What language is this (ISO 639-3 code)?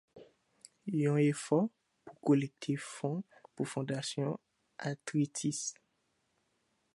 hat